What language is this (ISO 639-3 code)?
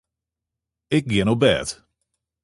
fry